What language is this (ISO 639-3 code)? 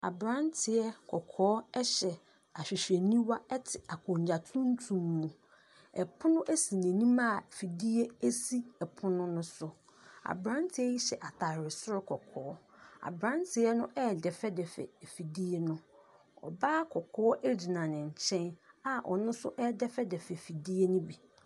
aka